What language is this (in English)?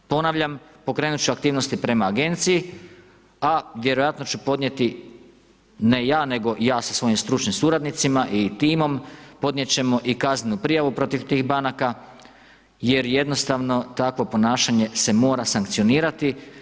Croatian